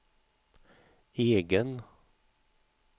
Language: Swedish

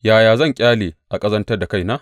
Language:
Hausa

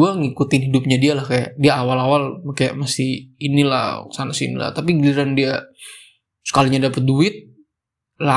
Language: Indonesian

